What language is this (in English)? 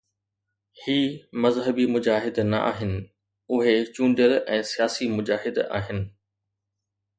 Sindhi